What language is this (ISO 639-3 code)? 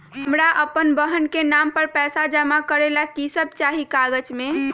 mag